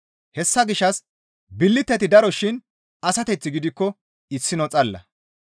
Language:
Gamo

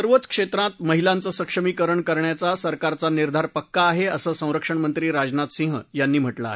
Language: Marathi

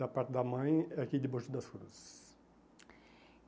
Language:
Portuguese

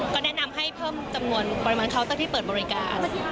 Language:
Thai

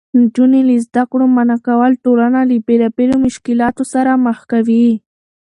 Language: Pashto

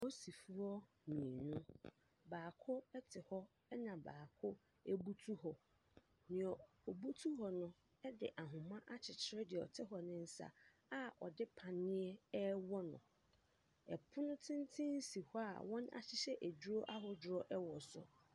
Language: Akan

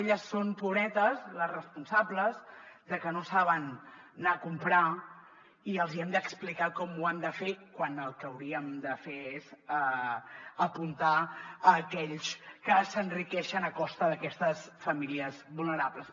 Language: Catalan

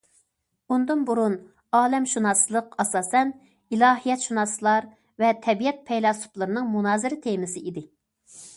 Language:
Uyghur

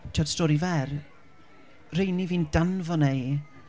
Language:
Welsh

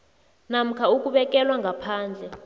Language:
South Ndebele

